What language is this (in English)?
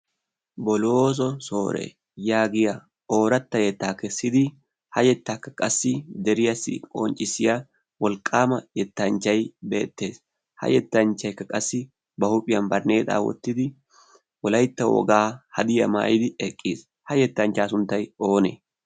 Wolaytta